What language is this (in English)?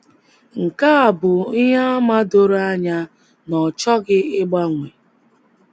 Igbo